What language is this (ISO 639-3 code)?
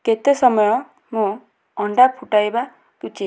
ori